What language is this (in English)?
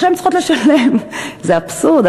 Hebrew